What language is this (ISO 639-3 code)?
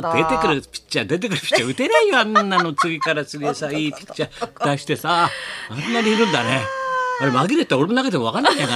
jpn